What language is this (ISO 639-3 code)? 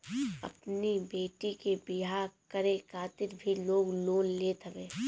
bho